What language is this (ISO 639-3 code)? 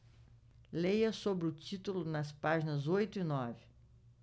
por